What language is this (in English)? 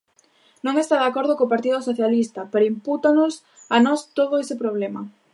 Galician